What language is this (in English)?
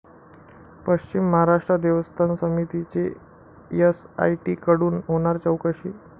Marathi